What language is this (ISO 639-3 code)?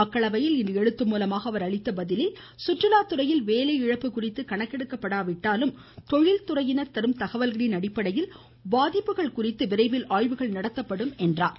tam